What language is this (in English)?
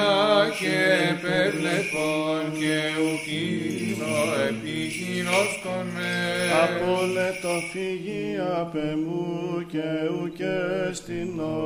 Greek